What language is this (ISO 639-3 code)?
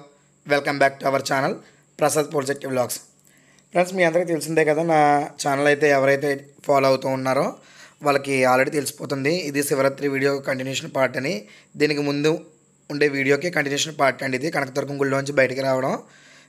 tel